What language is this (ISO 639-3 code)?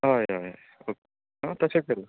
kok